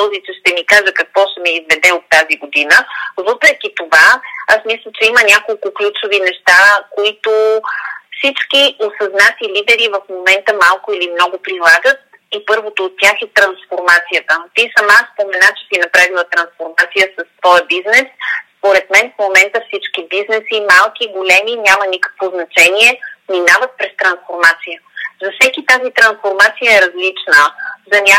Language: Bulgarian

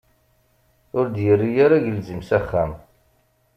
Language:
Kabyle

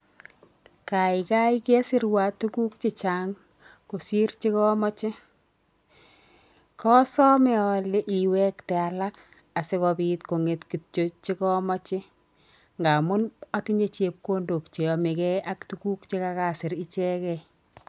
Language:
Kalenjin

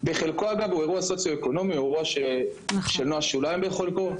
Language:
Hebrew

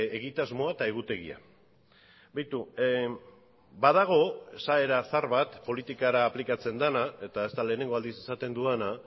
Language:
Basque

